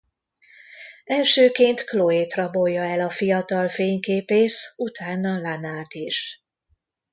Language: Hungarian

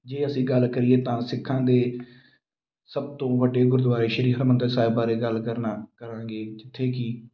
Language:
Punjabi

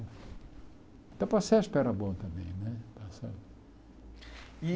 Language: Portuguese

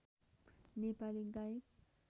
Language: Nepali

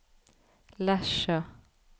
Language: Norwegian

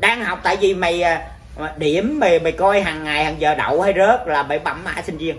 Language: Vietnamese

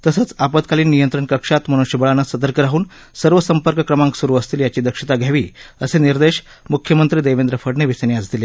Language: Marathi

